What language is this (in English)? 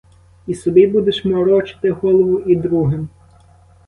Ukrainian